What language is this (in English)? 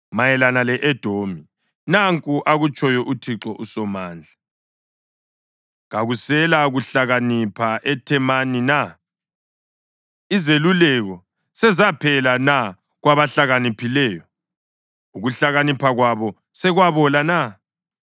North Ndebele